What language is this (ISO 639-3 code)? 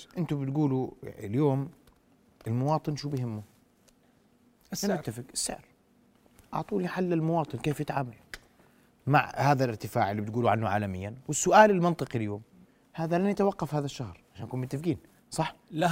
ara